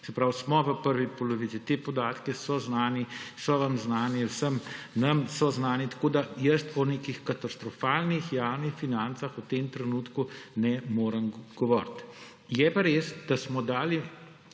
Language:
Slovenian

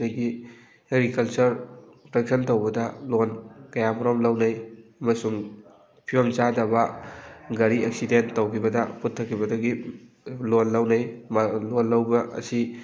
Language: Manipuri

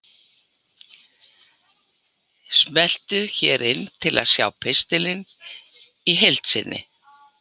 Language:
Icelandic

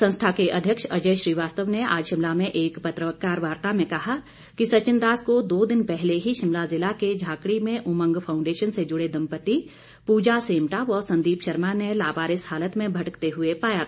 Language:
Hindi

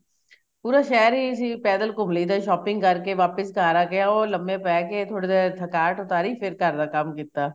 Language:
Punjabi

